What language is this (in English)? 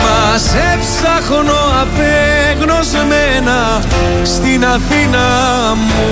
Greek